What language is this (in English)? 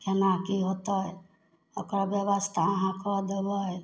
Maithili